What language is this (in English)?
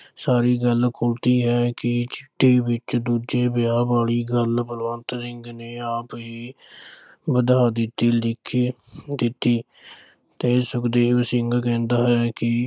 Punjabi